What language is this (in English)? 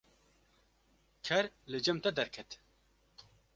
Kurdish